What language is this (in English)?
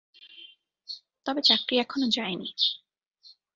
Bangla